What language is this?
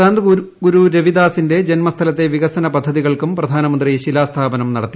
Malayalam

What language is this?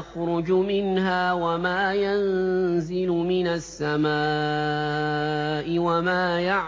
Arabic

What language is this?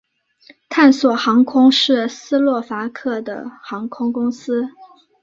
Chinese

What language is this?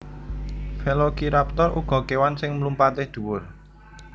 Javanese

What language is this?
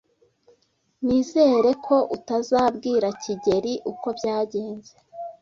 Kinyarwanda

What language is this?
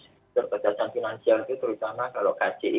Indonesian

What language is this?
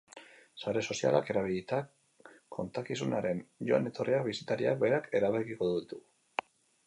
Basque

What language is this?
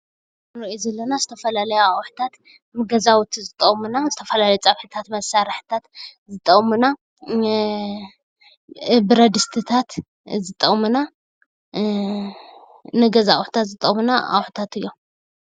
Tigrinya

